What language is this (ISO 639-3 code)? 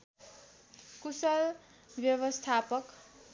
nep